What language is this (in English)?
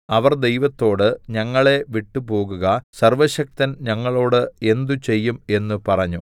Malayalam